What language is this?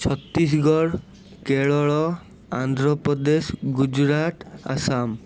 Odia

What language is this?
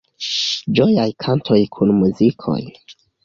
Esperanto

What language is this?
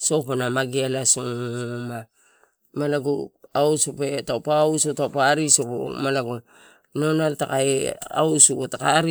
Torau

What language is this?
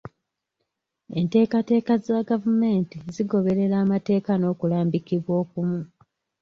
Ganda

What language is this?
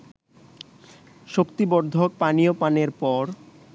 Bangla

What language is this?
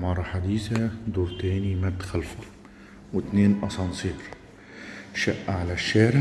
Arabic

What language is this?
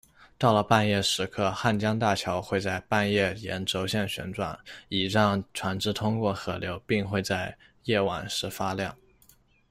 Chinese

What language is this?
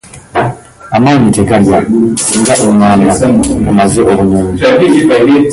Ganda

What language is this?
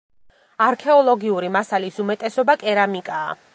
Georgian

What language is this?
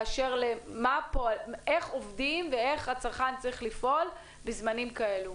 Hebrew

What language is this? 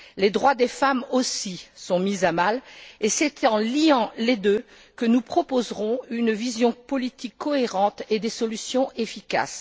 French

